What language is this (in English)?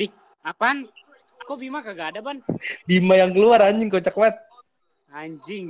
Indonesian